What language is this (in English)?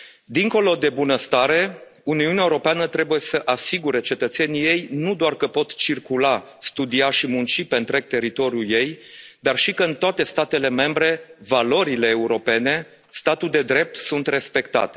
Romanian